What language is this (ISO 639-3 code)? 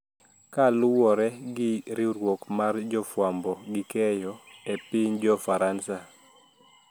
luo